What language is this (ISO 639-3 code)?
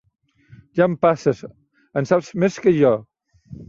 cat